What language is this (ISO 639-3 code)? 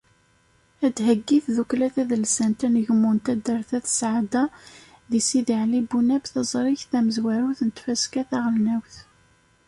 kab